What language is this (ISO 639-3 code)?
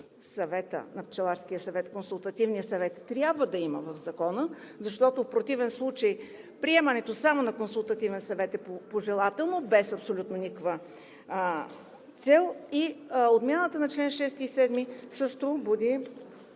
bul